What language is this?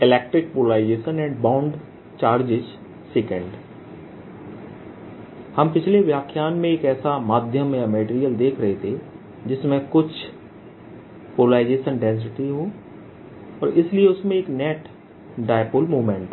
Hindi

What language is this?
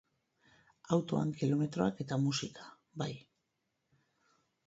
Basque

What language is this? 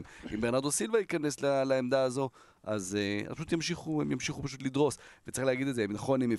Hebrew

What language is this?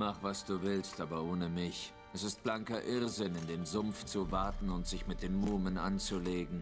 German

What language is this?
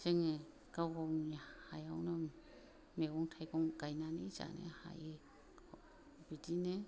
Bodo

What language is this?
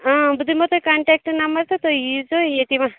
Kashmiri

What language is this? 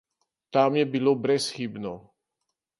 Slovenian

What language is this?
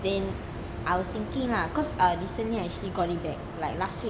English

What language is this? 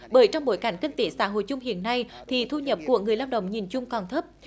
Vietnamese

